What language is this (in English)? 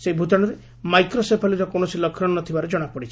Odia